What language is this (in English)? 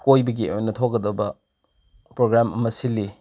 Manipuri